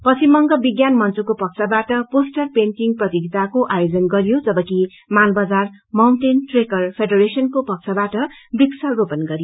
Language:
Nepali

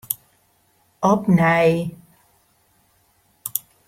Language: Western Frisian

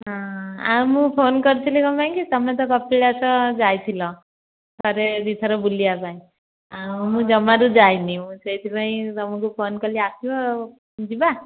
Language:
Odia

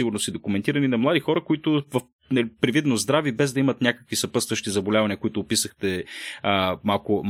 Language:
Bulgarian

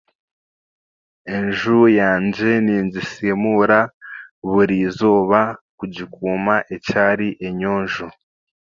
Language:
Chiga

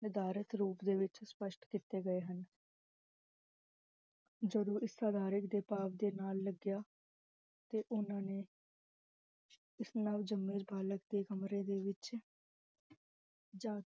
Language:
Punjabi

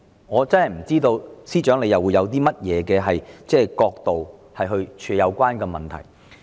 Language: Cantonese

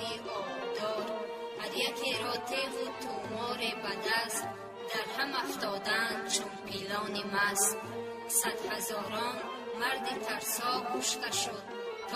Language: Persian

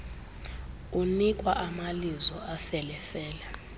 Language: Xhosa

